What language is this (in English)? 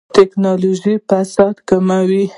Pashto